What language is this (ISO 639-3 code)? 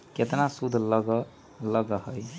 mag